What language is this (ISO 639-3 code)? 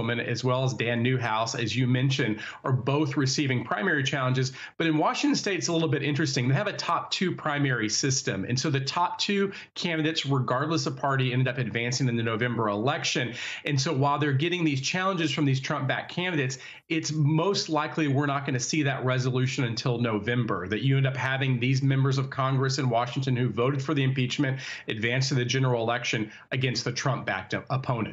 eng